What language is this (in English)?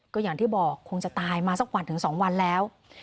Thai